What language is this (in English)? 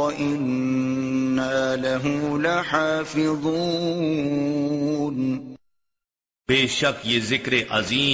Urdu